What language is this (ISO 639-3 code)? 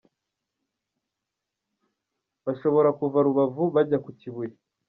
kin